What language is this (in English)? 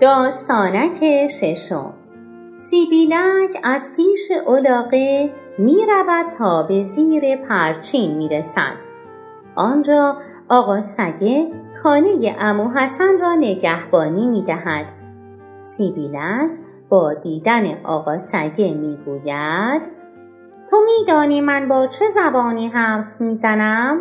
Persian